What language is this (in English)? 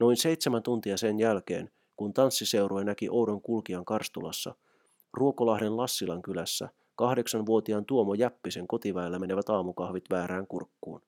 Finnish